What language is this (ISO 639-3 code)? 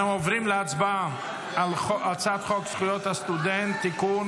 heb